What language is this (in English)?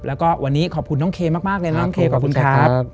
Thai